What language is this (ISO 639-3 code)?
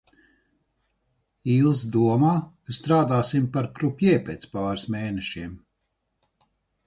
lav